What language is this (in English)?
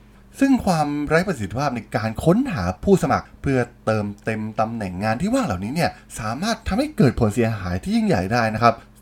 Thai